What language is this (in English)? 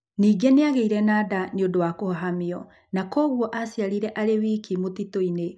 Kikuyu